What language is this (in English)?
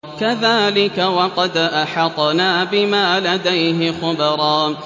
Arabic